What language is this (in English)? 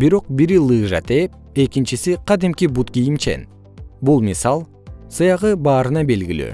Kyrgyz